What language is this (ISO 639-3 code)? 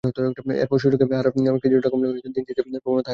ben